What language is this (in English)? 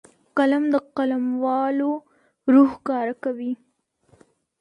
Pashto